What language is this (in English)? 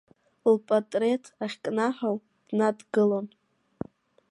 Abkhazian